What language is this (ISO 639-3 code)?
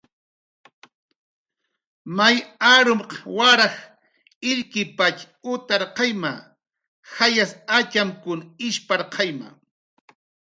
jqr